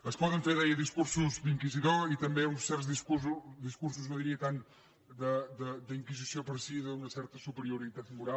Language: Catalan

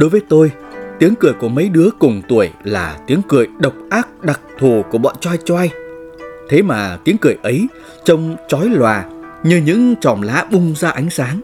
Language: Vietnamese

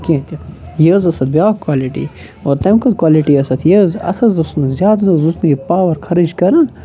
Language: Kashmiri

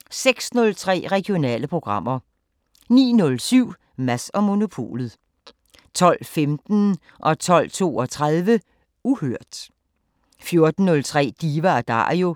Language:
Danish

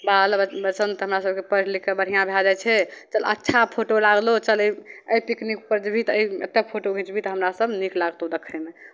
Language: Maithili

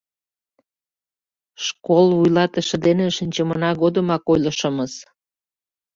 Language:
Mari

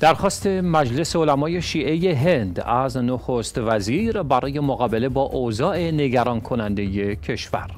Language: Persian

